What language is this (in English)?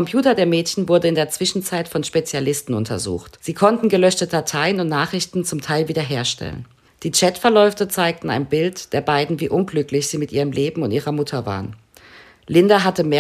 German